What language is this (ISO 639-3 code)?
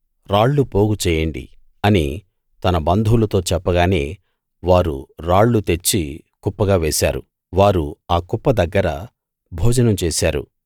tel